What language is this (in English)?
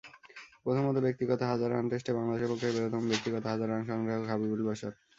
Bangla